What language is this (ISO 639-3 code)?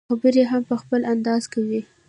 pus